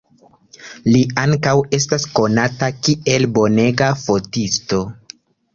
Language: Esperanto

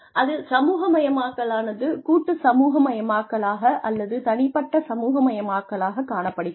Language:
Tamil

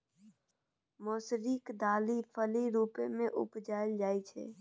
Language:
Maithili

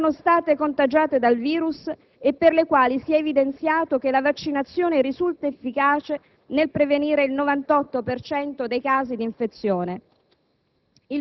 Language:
Italian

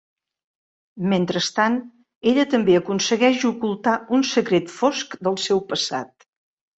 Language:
Catalan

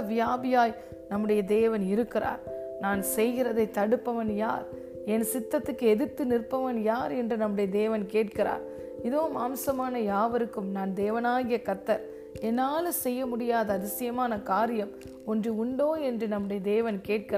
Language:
Tamil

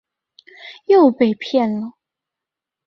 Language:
Chinese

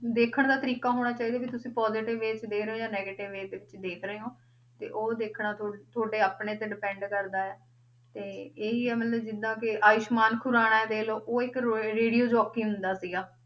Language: Punjabi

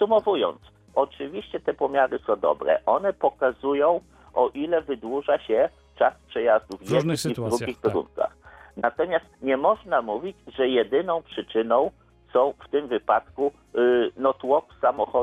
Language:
Polish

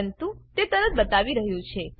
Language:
Gujarati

